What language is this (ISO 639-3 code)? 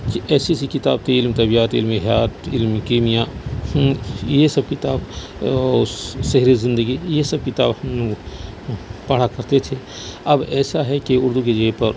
urd